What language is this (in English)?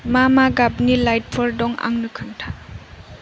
Bodo